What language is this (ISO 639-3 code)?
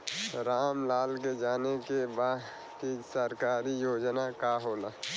bho